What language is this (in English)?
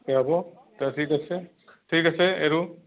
Assamese